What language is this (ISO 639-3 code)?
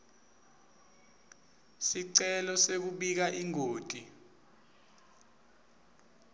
ssw